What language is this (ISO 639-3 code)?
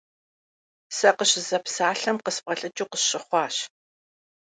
kbd